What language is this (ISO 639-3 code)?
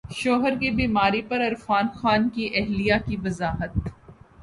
urd